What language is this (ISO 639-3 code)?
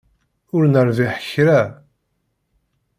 kab